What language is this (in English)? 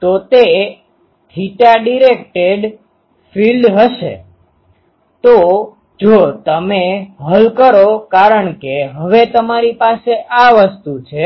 Gujarati